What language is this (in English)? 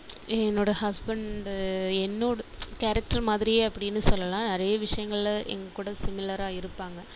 Tamil